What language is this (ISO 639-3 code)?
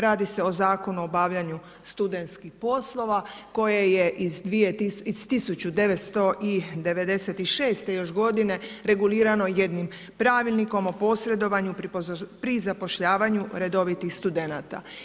hrv